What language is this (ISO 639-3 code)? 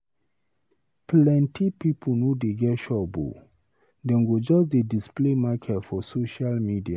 pcm